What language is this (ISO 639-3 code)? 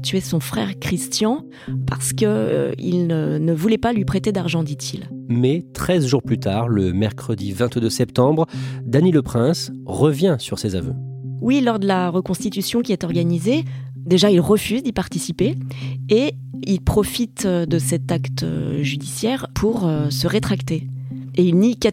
fra